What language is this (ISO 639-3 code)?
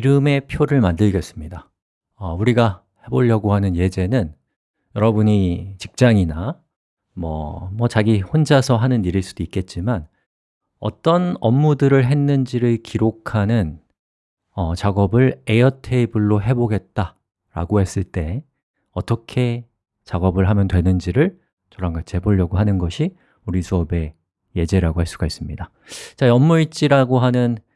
kor